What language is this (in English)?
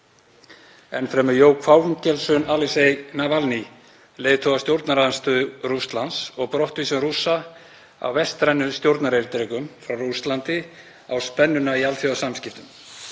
Icelandic